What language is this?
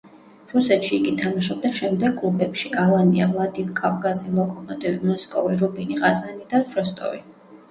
Georgian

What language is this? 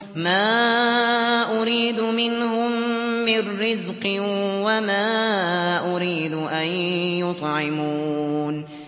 Arabic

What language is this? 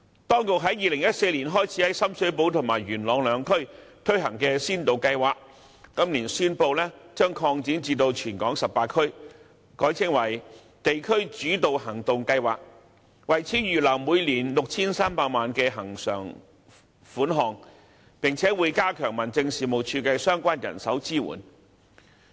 Cantonese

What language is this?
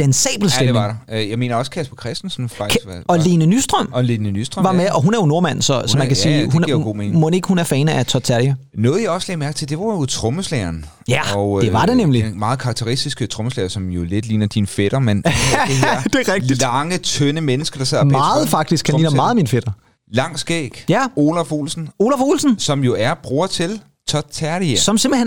Danish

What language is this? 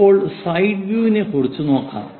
Malayalam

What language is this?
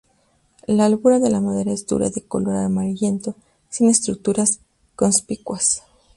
Spanish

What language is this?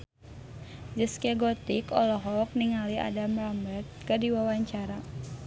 Sundanese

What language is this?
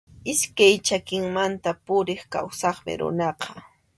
Arequipa-La Unión Quechua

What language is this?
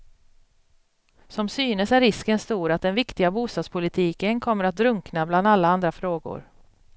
Swedish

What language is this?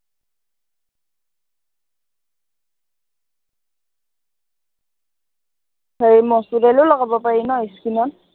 Assamese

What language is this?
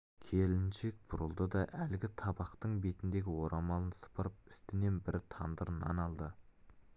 Kazakh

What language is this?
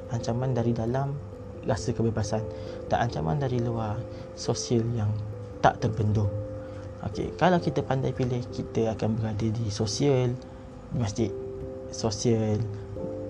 Malay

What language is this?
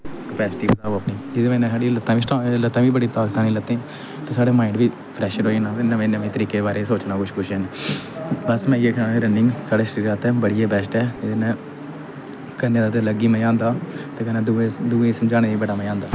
Dogri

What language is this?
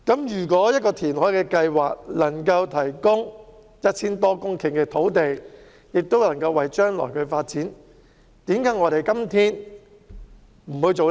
Cantonese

